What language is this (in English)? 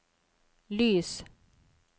Norwegian